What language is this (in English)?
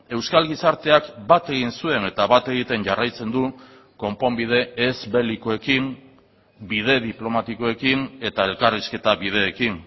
Basque